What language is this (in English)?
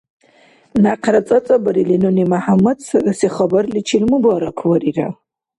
Dargwa